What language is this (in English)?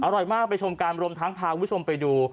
Thai